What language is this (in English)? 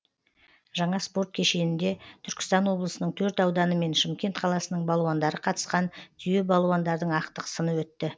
Kazakh